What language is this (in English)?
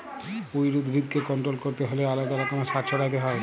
Bangla